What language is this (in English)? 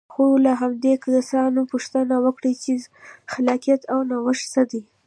Pashto